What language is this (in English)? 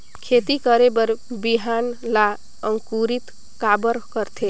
Chhattisgarhi